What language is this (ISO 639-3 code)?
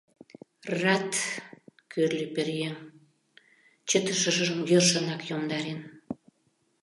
chm